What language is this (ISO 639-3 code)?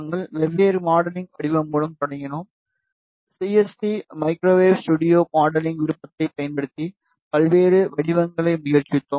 tam